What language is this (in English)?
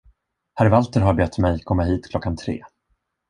Swedish